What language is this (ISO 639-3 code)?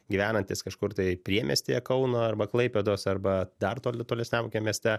lit